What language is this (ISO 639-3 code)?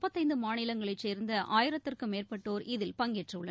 tam